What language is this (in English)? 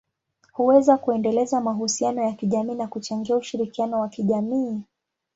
Swahili